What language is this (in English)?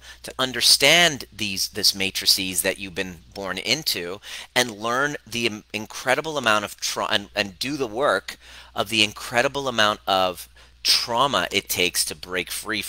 English